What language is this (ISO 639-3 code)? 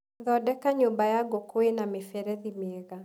kik